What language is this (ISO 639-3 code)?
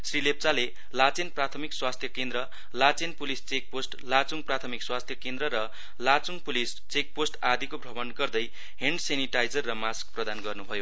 nep